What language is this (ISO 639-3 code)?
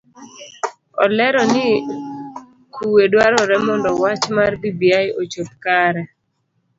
luo